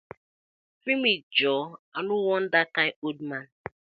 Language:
Nigerian Pidgin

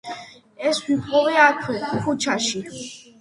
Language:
Georgian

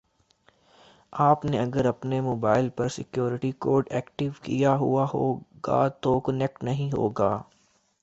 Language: Urdu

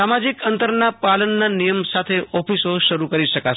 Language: Gujarati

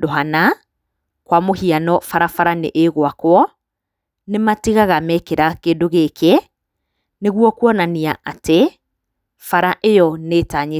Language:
Kikuyu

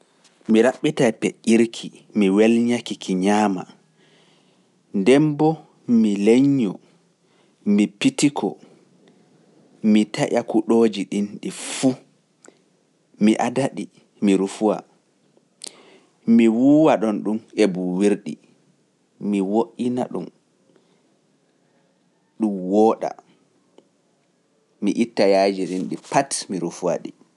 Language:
Pular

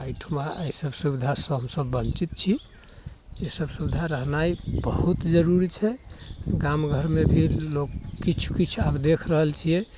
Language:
Maithili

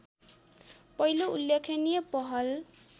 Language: Nepali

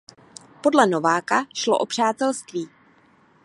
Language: Czech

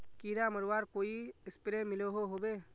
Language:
Magahi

